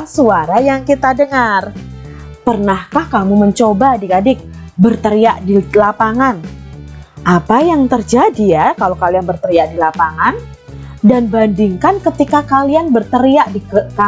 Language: Indonesian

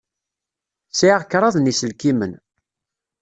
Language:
Kabyle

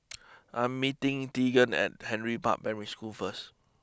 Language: English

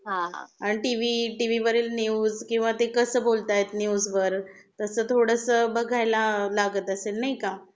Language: Marathi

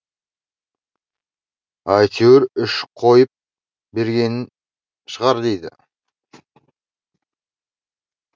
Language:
Kazakh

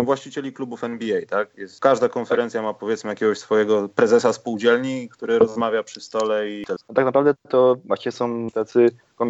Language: Polish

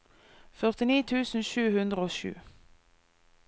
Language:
Norwegian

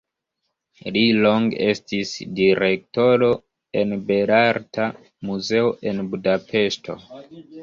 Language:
Esperanto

